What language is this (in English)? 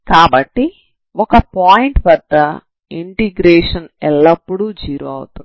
Telugu